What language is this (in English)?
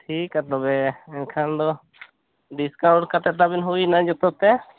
Santali